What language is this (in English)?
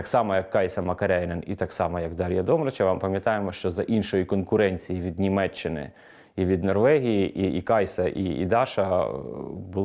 Ukrainian